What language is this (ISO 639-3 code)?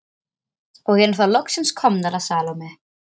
isl